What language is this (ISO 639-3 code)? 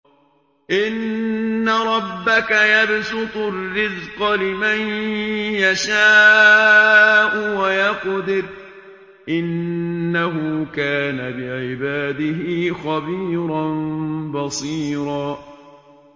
ara